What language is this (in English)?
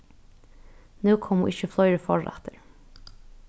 Faroese